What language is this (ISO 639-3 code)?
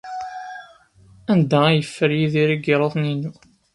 kab